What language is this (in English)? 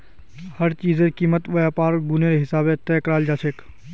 Magahi